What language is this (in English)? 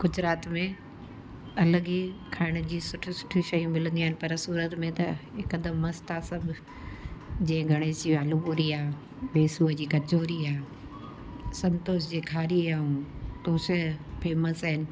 Sindhi